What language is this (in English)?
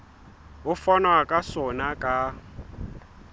Southern Sotho